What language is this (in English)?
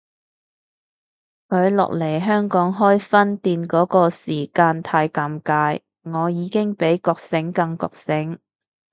Cantonese